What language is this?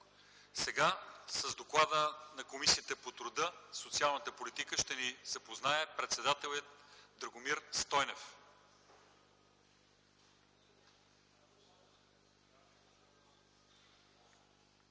Bulgarian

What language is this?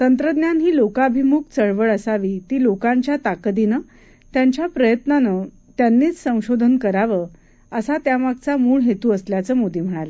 Marathi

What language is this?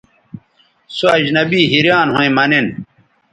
Bateri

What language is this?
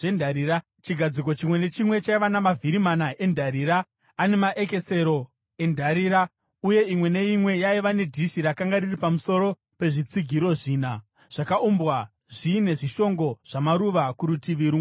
Shona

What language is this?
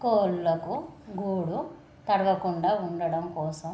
Telugu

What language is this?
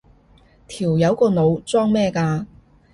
Cantonese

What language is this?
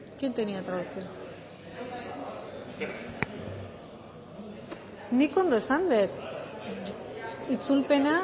Basque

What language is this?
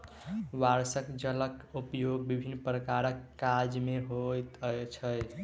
Maithili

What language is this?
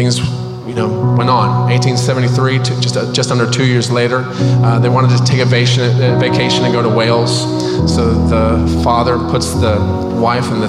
English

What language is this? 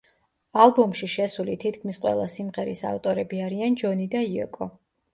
Georgian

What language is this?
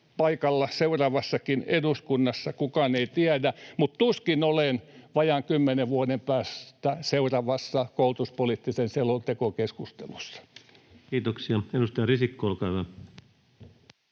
Finnish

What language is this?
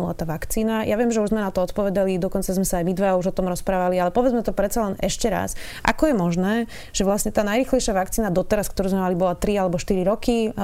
Slovak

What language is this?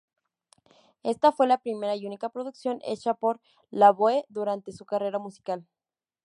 Spanish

